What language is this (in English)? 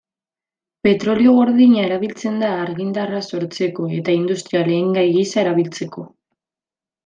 Basque